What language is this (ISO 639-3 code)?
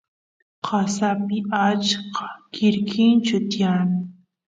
qus